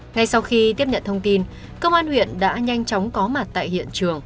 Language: Vietnamese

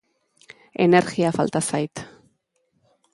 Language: Basque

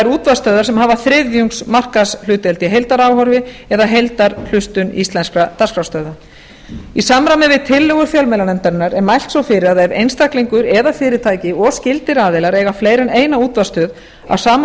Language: Icelandic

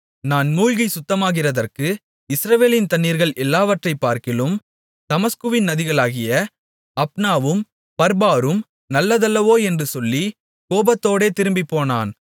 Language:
Tamil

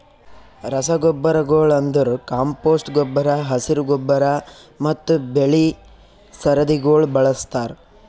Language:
Kannada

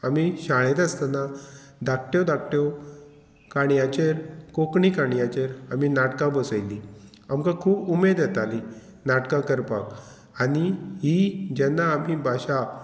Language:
Konkani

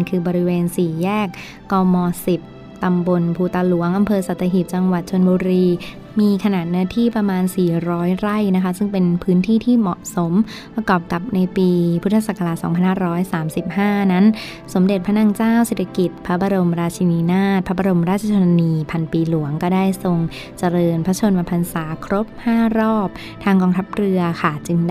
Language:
Thai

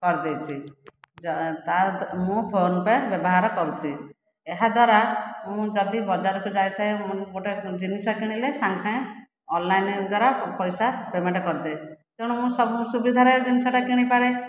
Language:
Odia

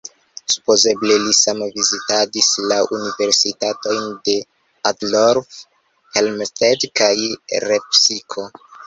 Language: Esperanto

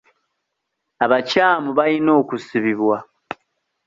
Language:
Ganda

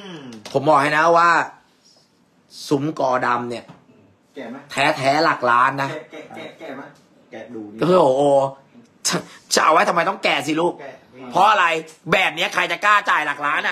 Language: Thai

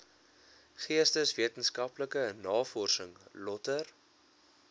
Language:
Afrikaans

